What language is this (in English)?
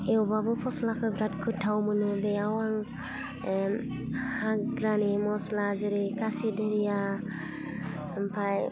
Bodo